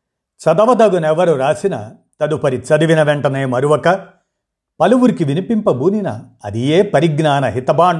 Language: Telugu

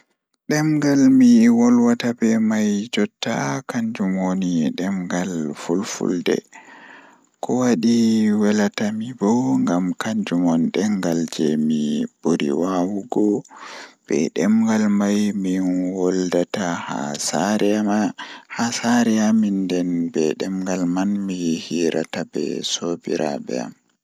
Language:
Fula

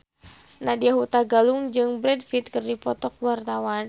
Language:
Sundanese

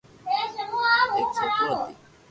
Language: Loarki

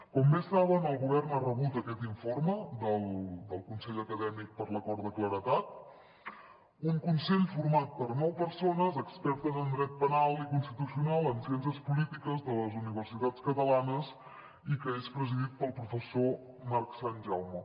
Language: Catalan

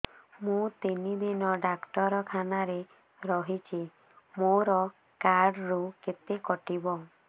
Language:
Odia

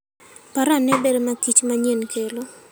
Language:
Luo (Kenya and Tanzania)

